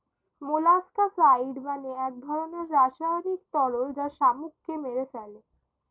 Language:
Bangla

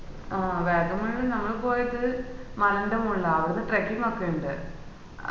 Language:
Malayalam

